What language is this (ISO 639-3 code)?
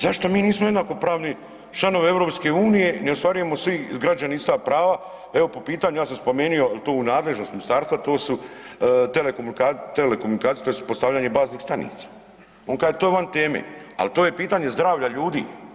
hrv